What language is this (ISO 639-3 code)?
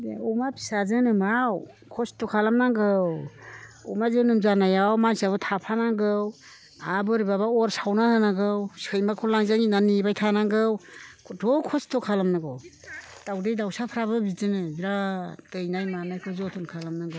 brx